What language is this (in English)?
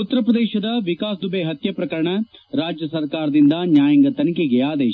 Kannada